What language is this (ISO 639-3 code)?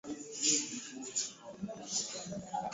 swa